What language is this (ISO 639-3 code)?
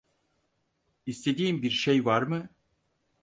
tur